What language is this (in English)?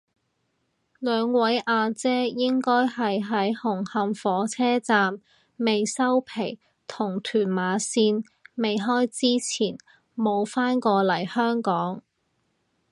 Cantonese